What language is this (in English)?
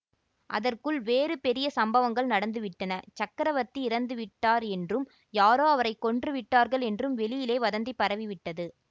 Tamil